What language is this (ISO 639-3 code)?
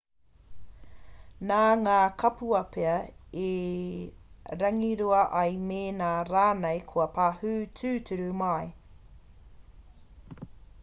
mri